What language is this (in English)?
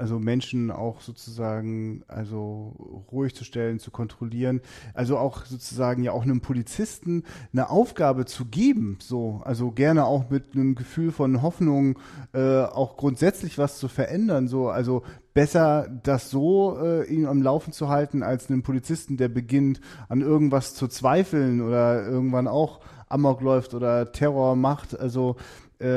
German